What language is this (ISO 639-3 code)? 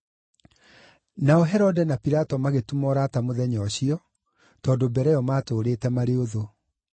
kik